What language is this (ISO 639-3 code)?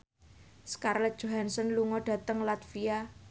jav